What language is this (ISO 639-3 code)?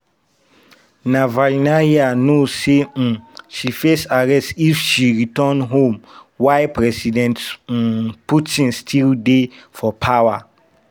pcm